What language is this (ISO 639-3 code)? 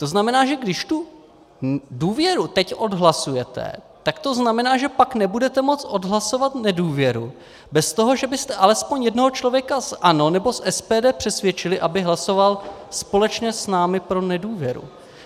ces